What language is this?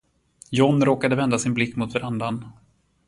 Swedish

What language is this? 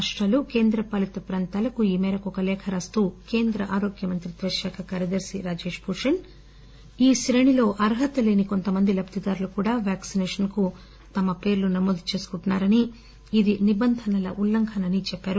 Telugu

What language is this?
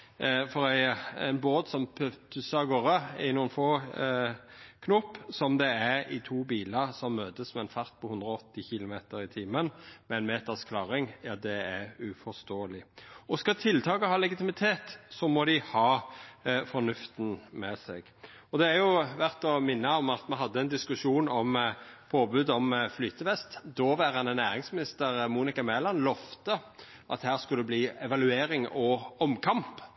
Norwegian Nynorsk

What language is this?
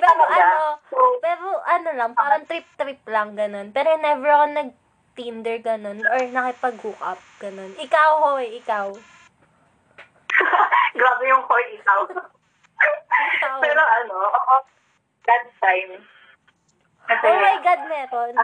Filipino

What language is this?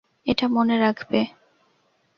Bangla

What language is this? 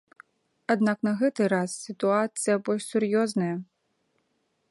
Belarusian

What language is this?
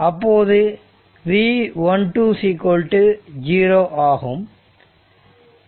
Tamil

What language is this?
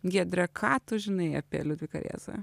Lithuanian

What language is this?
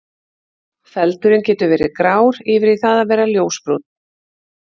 Icelandic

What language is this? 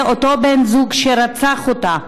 Hebrew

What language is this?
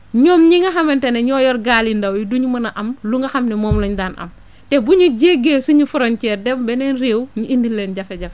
Wolof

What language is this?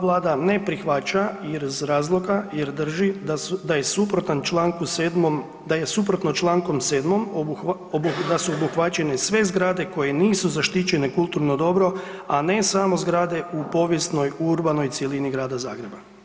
Croatian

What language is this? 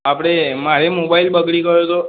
Gujarati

